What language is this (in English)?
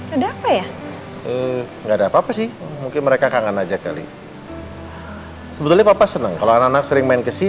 Indonesian